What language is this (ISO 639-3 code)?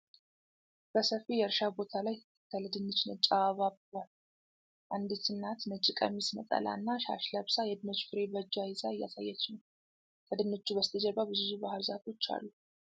amh